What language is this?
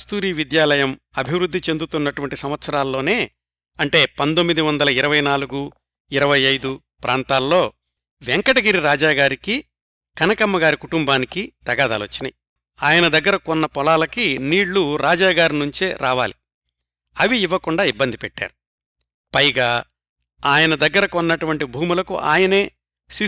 Telugu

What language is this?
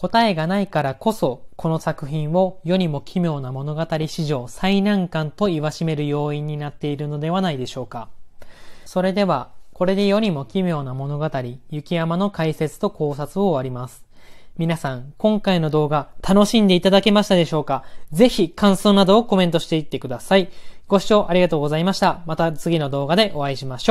Japanese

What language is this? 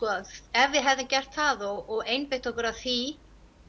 Icelandic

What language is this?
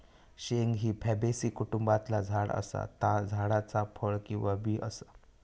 Marathi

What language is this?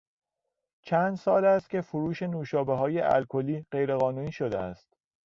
Persian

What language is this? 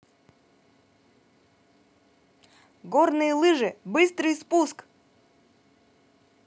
Russian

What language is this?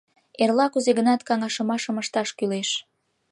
Mari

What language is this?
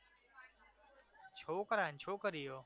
Gujarati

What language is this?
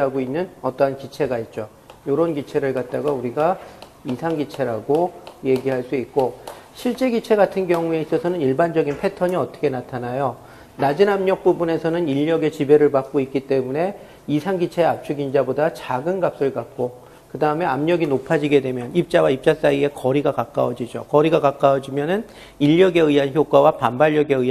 Korean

